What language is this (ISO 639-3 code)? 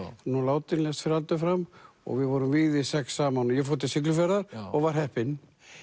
isl